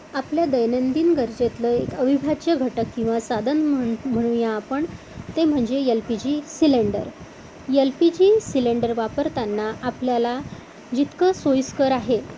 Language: Marathi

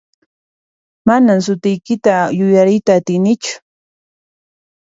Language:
Puno Quechua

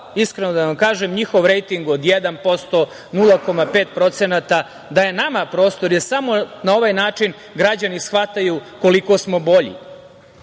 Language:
Serbian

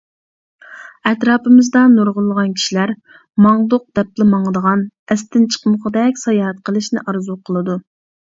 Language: Uyghur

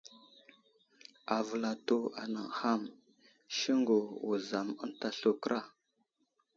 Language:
Wuzlam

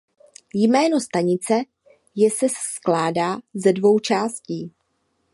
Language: Czech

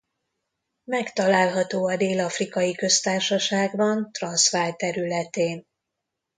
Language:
Hungarian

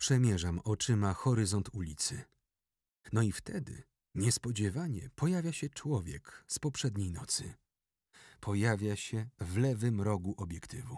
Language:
Polish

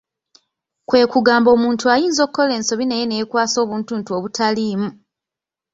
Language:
Ganda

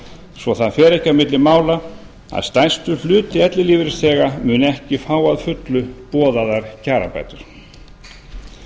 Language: Icelandic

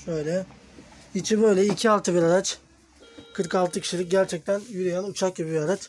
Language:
Turkish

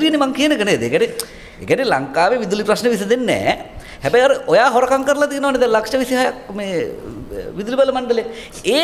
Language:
Indonesian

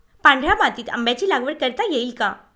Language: Marathi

